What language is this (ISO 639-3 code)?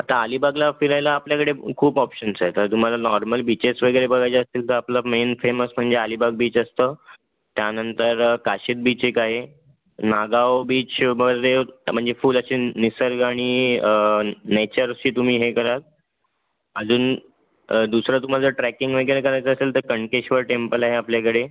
mar